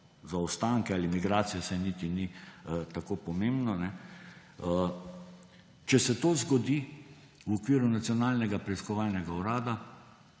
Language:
Slovenian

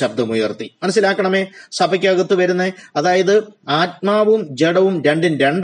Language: Malayalam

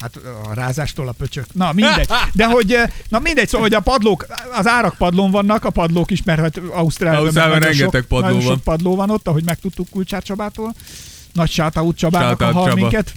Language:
Hungarian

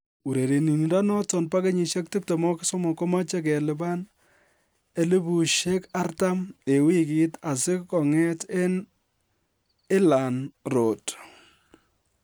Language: Kalenjin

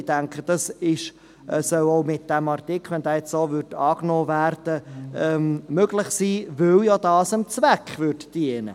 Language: Swiss German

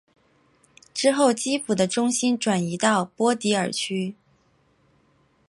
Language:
Chinese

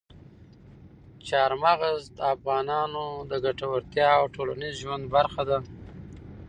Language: Pashto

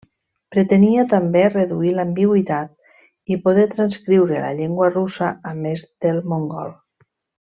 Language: Catalan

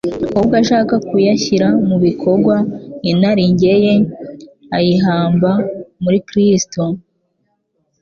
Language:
Kinyarwanda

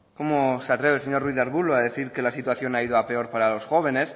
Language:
Spanish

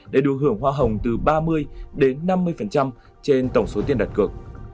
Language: Vietnamese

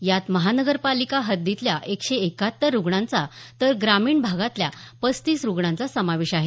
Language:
Marathi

